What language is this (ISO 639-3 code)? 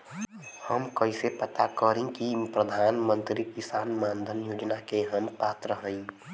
bho